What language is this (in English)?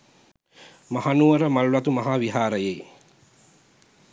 Sinhala